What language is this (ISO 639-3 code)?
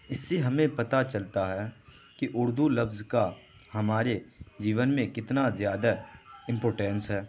urd